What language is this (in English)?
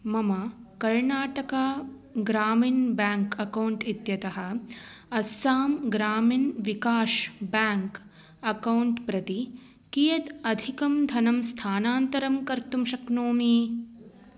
Sanskrit